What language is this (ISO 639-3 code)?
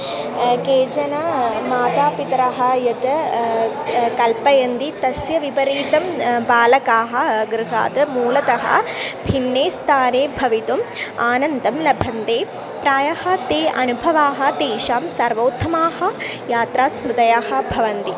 san